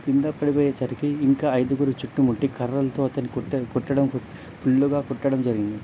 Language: Telugu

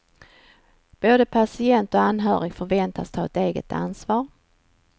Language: Swedish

